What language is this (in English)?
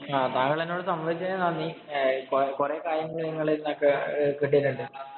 Malayalam